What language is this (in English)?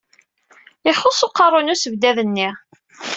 Kabyle